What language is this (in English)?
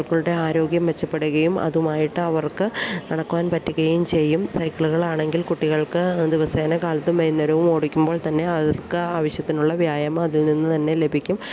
Malayalam